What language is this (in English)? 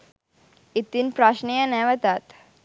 Sinhala